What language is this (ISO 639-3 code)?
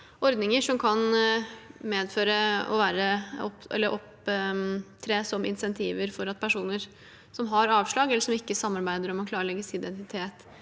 nor